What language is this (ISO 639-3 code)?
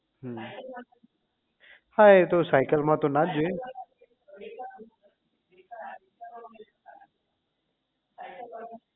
guj